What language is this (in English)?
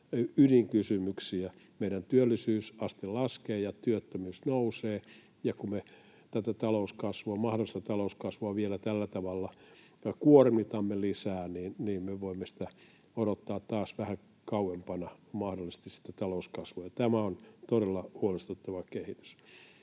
Finnish